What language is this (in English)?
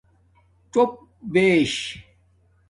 Domaaki